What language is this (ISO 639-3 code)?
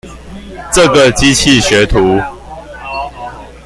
zho